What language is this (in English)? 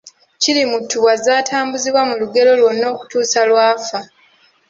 Ganda